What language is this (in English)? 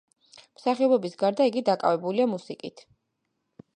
Georgian